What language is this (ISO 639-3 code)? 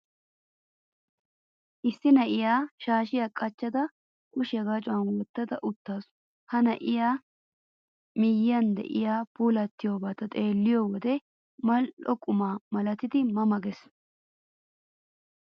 wal